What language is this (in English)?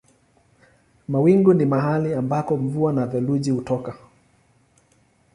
Swahili